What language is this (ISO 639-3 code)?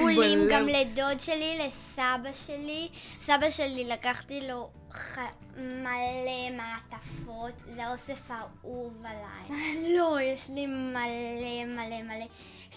heb